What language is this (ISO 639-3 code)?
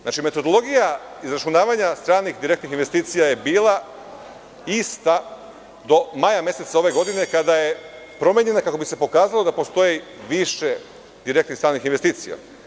srp